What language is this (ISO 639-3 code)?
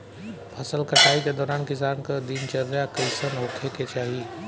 bho